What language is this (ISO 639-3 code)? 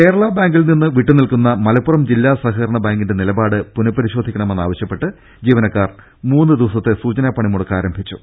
mal